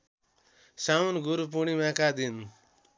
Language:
Nepali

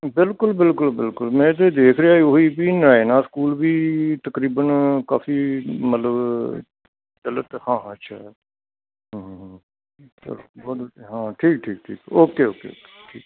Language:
Punjabi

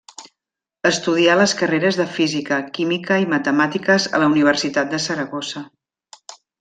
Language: Catalan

